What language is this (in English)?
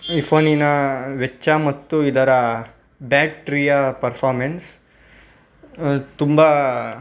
Kannada